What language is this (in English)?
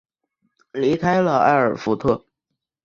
Chinese